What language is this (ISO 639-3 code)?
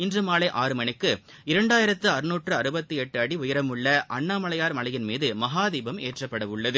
tam